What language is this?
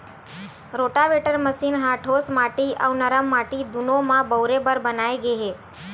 Chhattisgarhi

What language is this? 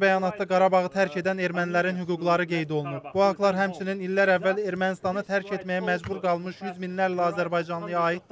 Turkish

